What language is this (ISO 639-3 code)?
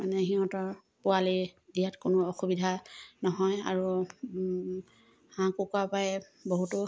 asm